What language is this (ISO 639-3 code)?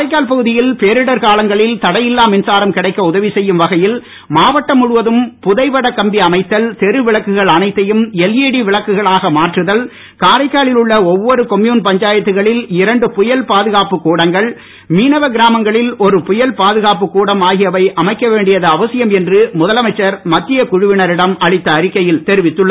tam